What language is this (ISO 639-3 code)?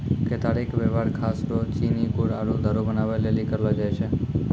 mai